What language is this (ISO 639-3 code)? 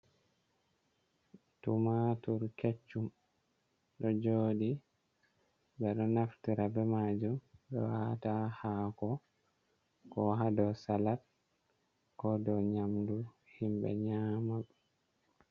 ful